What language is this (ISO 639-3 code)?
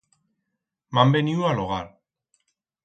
arg